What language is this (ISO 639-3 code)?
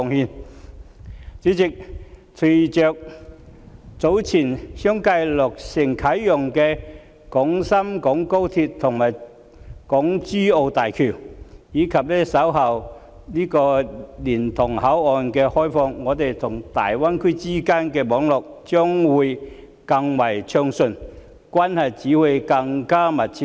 yue